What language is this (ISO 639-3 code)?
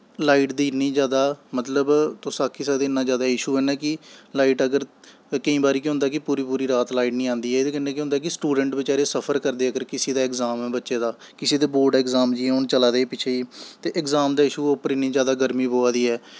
doi